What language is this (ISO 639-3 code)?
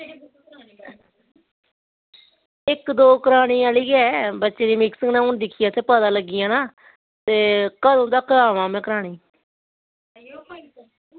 doi